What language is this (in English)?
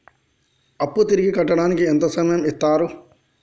Telugu